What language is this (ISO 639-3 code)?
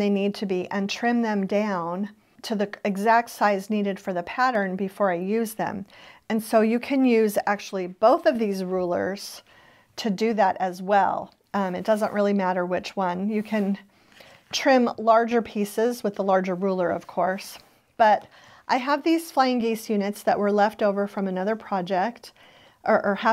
eng